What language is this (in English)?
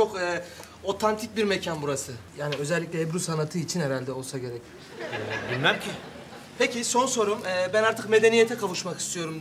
Turkish